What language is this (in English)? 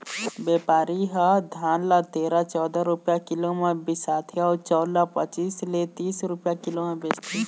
Chhattisgarhi